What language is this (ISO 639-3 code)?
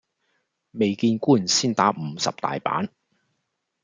yue